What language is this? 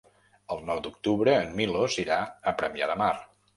Catalan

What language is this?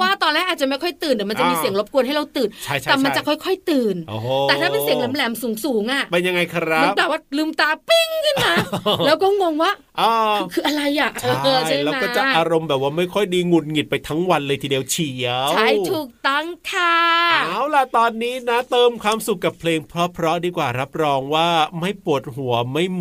Thai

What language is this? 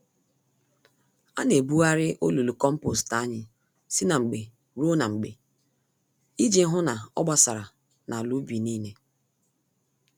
Igbo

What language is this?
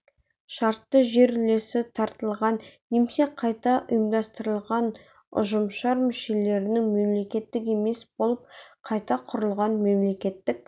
Kazakh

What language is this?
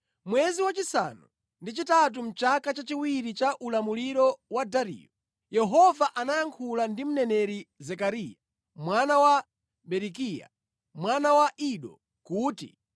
Nyanja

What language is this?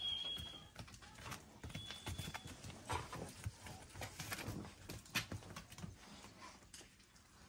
Turkish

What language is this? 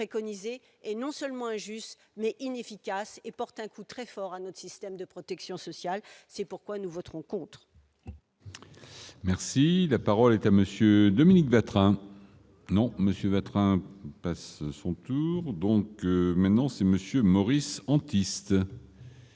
French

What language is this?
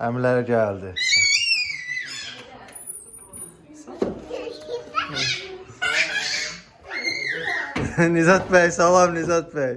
Turkish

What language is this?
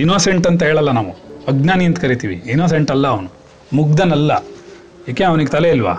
Kannada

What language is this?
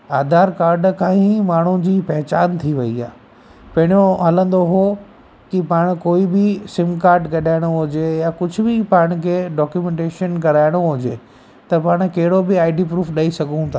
Sindhi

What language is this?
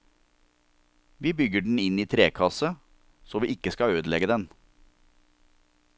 Norwegian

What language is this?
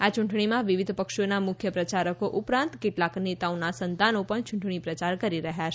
Gujarati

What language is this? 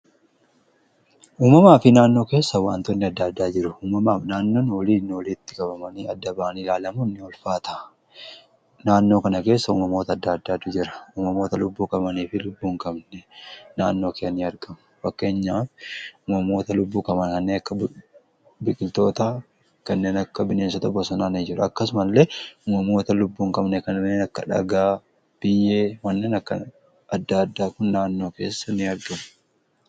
Oromo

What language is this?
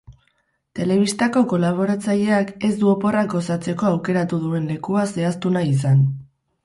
Basque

